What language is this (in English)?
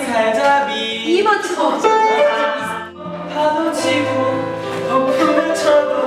Korean